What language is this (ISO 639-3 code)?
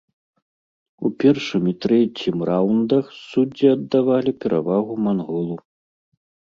bel